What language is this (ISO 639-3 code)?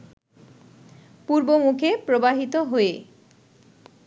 ben